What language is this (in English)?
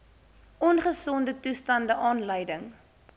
Afrikaans